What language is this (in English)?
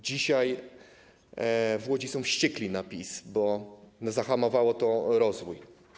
Polish